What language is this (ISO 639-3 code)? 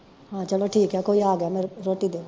pan